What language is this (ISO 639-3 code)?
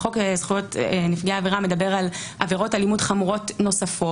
heb